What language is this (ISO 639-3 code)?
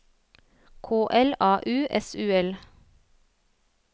nor